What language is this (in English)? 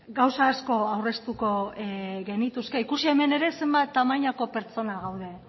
Basque